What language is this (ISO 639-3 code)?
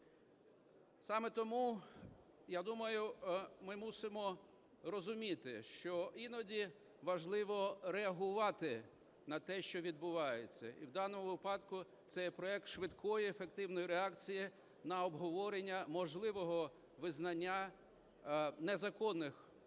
ukr